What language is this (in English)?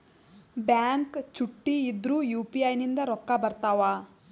Kannada